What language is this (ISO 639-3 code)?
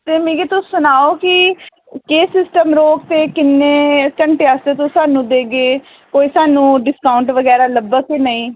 doi